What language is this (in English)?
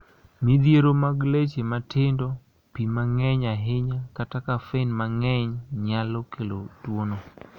Luo (Kenya and Tanzania)